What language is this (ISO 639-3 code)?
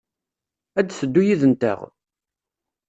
kab